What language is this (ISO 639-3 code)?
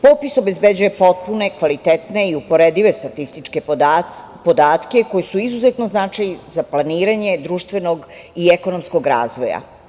srp